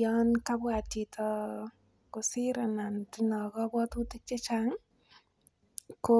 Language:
Kalenjin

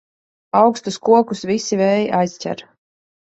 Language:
Latvian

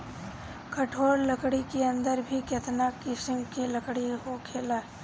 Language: Bhojpuri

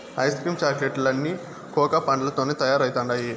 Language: Telugu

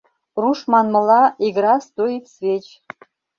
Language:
Mari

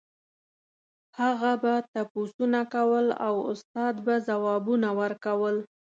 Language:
Pashto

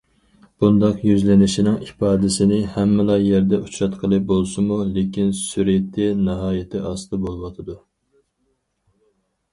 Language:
Uyghur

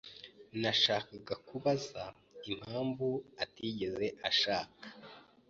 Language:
Kinyarwanda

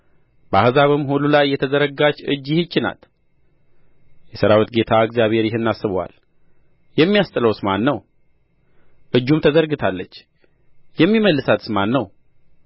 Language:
Amharic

